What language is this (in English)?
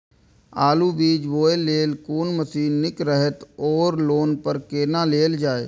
Maithili